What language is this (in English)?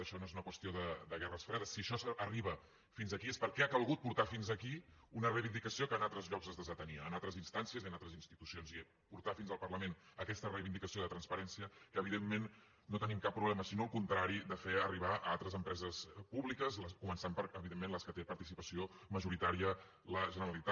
Catalan